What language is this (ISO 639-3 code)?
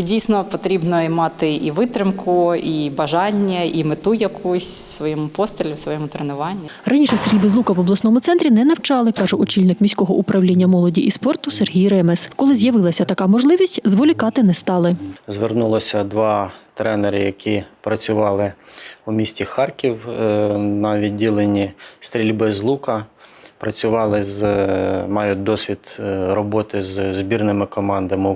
ukr